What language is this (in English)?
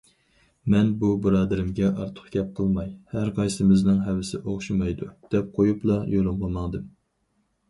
Uyghur